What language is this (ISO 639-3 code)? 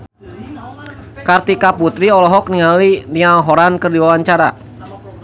sun